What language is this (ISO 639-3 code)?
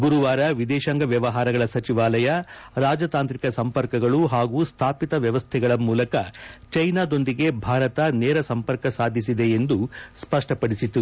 kan